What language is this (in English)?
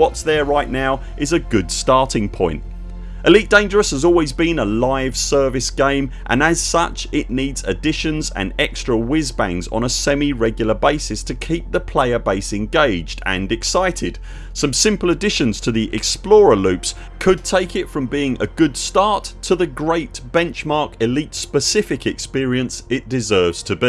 English